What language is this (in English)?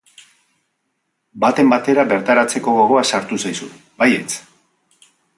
Basque